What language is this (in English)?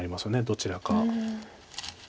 Japanese